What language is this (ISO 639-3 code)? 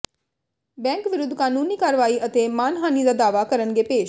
pan